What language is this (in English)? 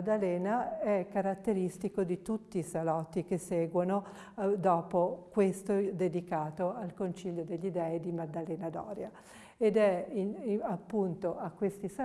Italian